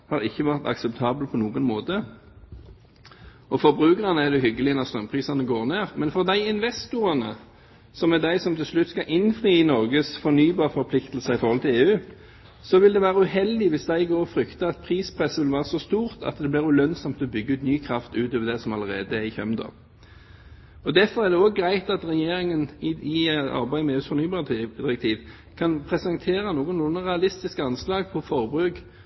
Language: Norwegian Bokmål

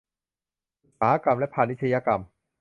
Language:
Thai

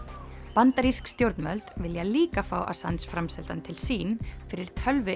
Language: Icelandic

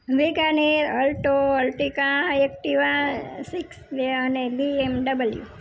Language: Gujarati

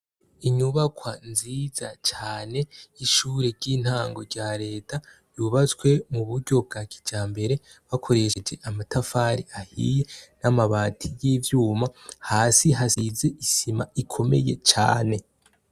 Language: Rundi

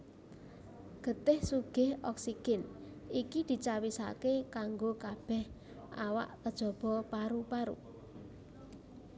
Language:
Javanese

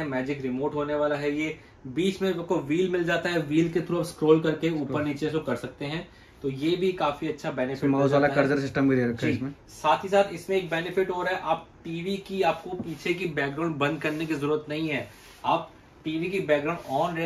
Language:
Hindi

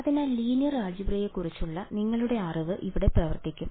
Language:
Malayalam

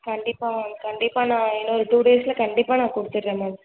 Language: Tamil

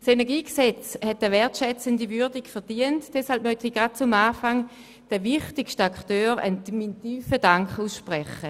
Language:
Swiss German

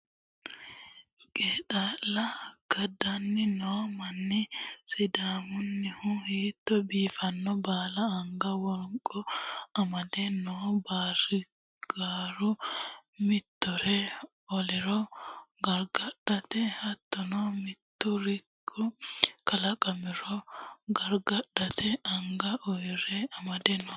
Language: Sidamo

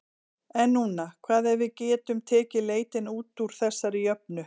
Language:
Icelandic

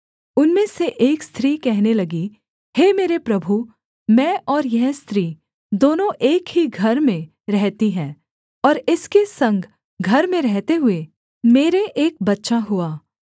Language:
Hindi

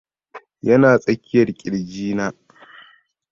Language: Hausa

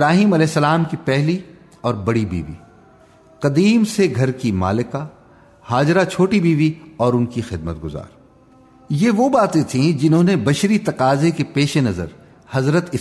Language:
Urdu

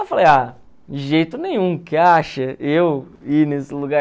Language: Portuguese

